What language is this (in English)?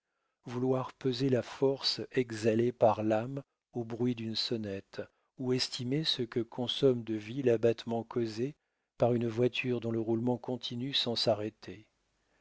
French